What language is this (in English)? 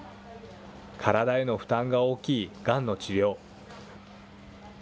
Japanese